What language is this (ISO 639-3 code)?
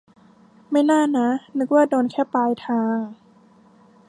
tha